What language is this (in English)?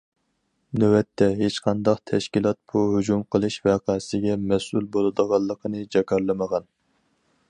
Uyghur